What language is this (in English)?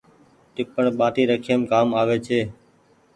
Goaria